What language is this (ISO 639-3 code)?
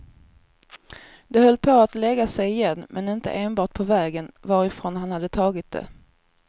swe